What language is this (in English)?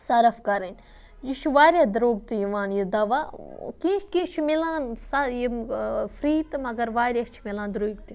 Kashmiri